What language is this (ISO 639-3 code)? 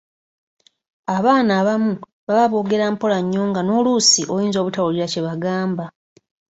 lug